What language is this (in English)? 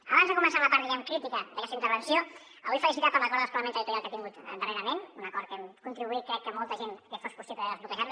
Catalan